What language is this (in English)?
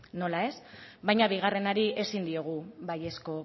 Basque